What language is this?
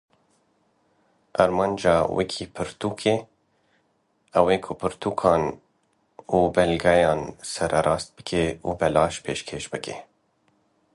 Kurdish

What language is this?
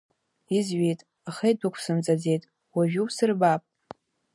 Abkhazian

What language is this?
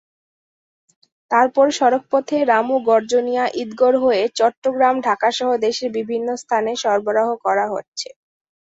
Bangla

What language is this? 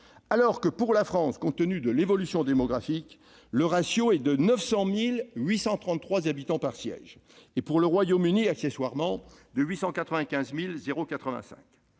French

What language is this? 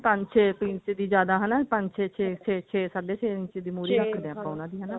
Punjabi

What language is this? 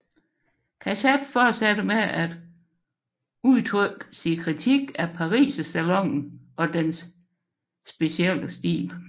Danish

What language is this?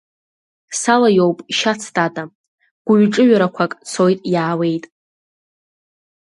Abkhazian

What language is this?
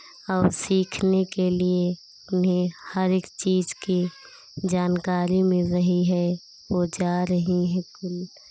Hindi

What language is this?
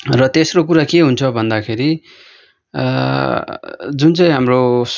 Nepali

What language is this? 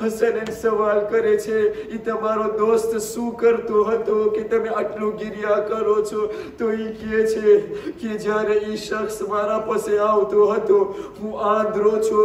Romanian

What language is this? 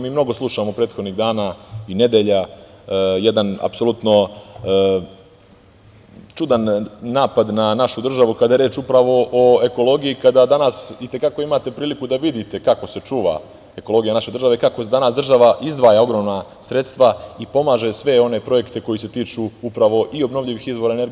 Serbian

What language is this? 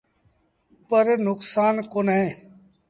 Sindhi Bhil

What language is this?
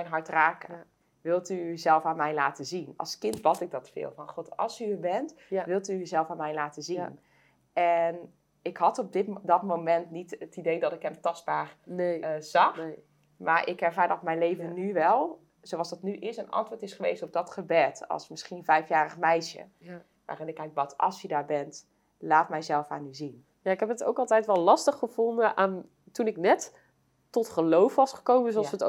Dutch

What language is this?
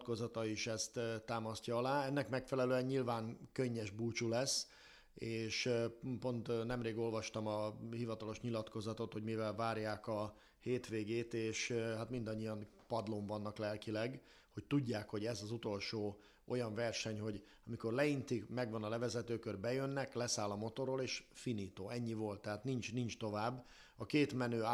Hungarian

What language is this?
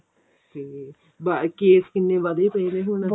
Punjabi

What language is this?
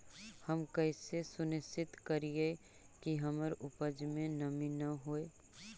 Magahi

